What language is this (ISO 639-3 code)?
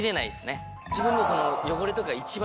jpn